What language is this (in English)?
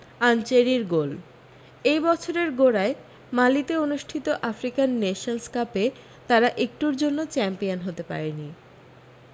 Bangla